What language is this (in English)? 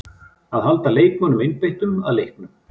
Icelandic